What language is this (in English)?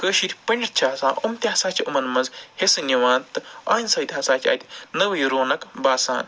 Kashmiri